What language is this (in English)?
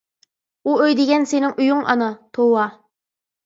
Uyghur